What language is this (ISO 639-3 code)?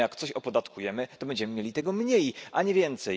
pol